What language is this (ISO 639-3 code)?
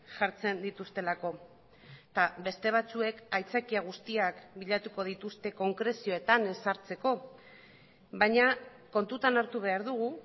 eus